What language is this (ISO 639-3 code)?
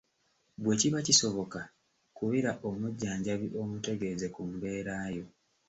lug